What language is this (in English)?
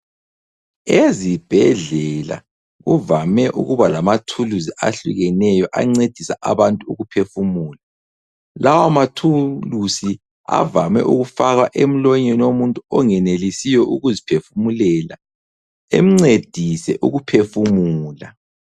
North Ndebele